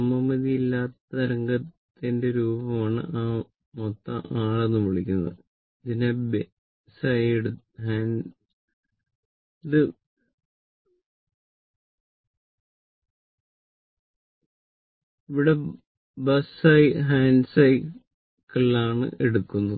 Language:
Malayalam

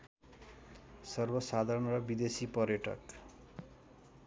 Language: Nepali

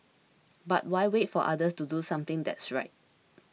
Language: English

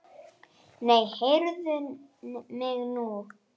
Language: Icelandic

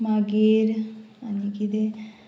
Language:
Konkani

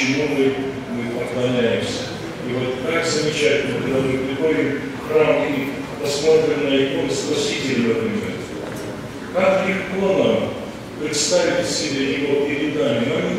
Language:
Russian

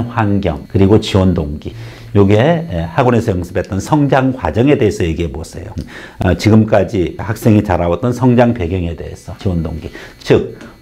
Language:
Korean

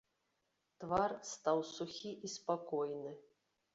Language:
Belarusian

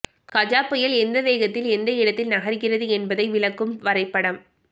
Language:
Tamil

